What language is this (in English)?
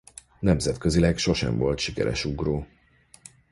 Hungarian